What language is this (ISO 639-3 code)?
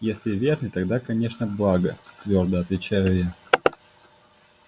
rus